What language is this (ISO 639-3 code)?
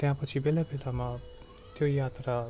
nep